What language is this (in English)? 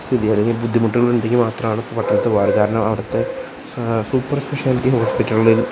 Malayalam